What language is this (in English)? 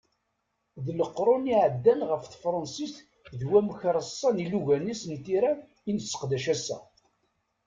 Kabyle